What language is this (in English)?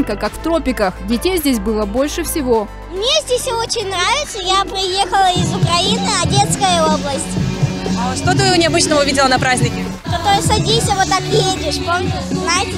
Russian